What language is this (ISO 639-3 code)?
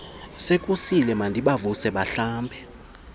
xho